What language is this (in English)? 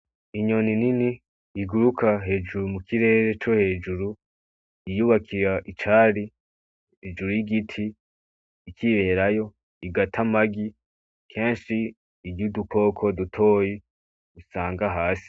Rundi